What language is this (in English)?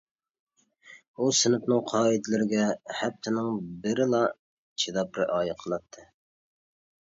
Uyghur